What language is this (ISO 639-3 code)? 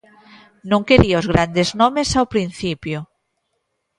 glg